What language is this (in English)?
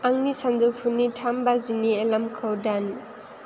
Bodo